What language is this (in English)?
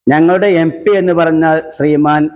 Malayalam